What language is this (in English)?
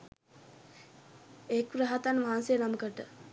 Sinhala